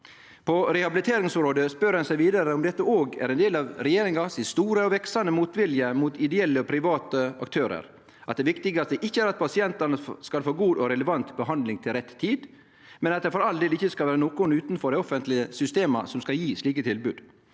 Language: Norwegian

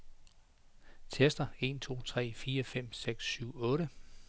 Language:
Danish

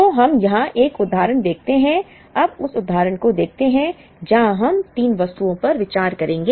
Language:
Hindi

